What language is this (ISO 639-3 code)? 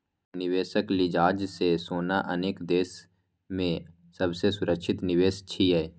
mai